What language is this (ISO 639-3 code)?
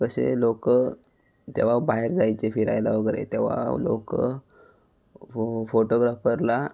mar